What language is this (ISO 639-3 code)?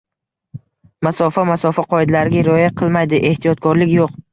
uzb